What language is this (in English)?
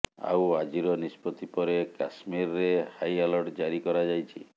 Odia